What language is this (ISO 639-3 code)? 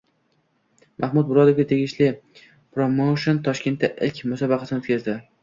uzb